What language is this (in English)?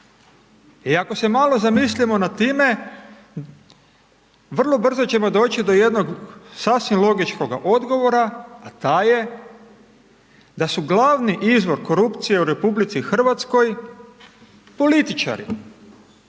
Croatian